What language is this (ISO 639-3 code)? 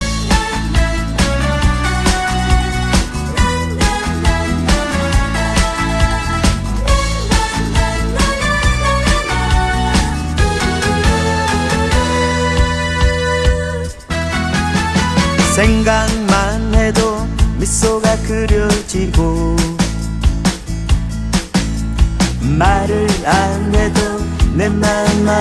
vie